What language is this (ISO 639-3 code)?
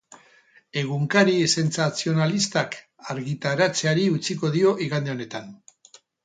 eus